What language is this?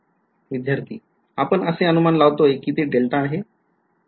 Marathi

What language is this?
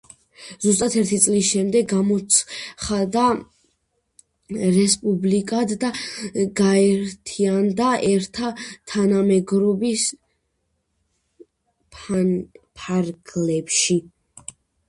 Georgian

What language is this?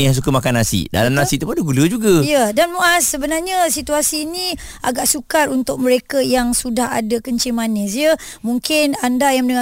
Malay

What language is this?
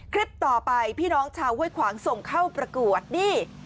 Thai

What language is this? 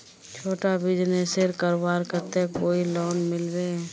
Magahi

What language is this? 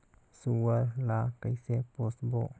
Chhattisgarhi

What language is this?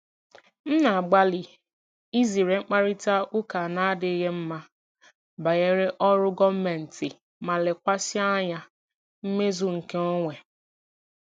Igbo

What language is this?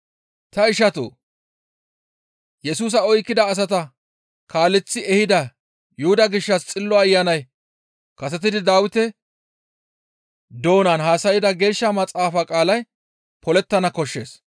Gamo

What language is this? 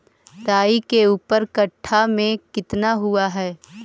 Magahi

